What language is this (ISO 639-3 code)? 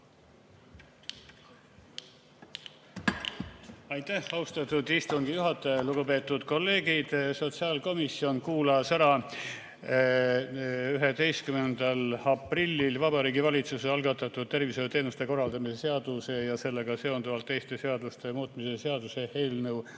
est